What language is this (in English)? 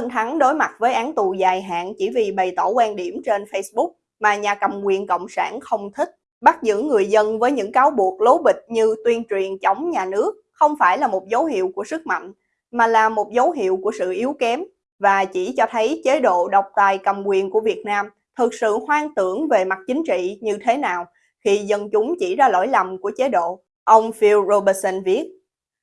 Vietnamese